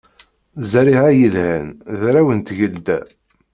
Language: Kabyle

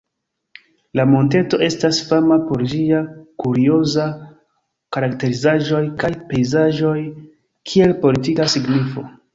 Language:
Esperanto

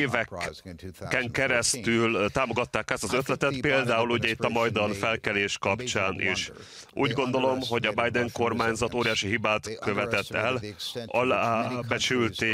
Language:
Hungarian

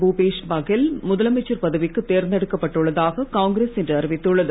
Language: Tamil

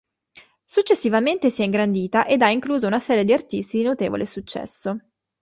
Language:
Italian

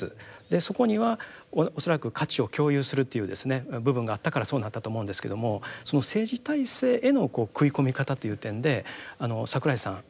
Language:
Japanese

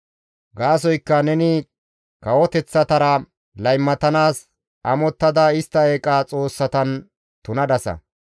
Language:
Gamo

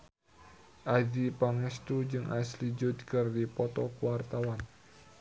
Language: Sundanese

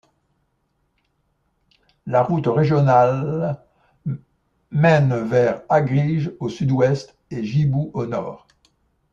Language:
French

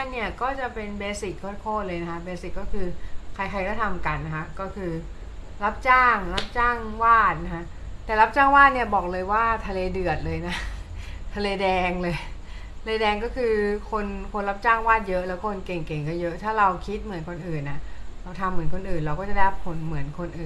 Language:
Thai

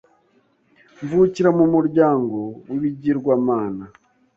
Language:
Kinyarwanda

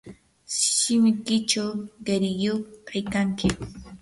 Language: Yanahuanca Pasco Quechua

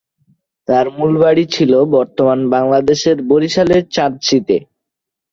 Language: Bangla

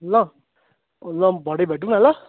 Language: Nepali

